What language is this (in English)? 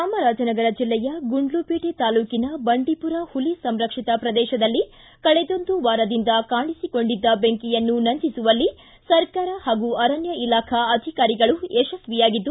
Kannada